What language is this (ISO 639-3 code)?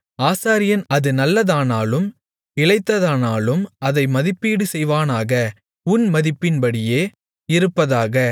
tam